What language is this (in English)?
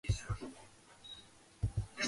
Georgian